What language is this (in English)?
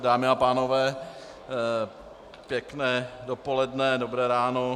Czech